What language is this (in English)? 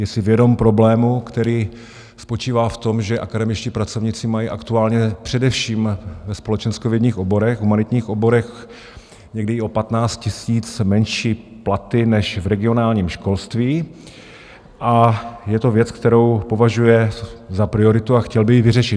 Czech